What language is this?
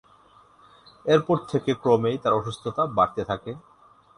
Bangla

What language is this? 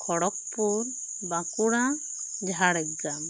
Santali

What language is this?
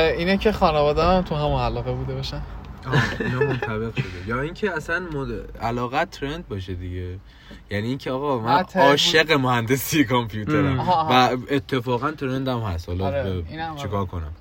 Persian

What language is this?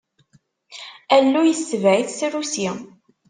Kabyle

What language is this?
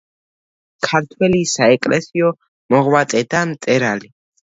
Georgian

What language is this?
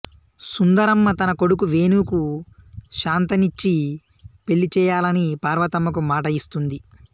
Telugu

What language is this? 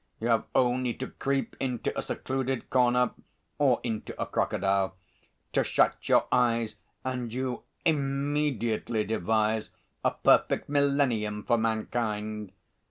English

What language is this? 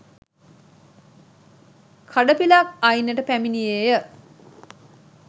Sinhala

